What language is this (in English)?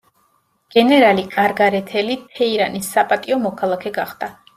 Georgian